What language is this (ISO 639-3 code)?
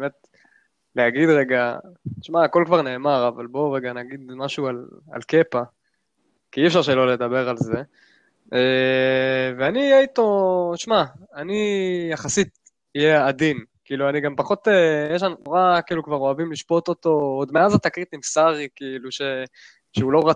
heb